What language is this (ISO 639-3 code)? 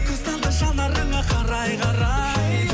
kaz